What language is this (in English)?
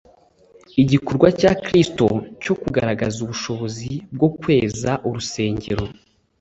Kinyarwanda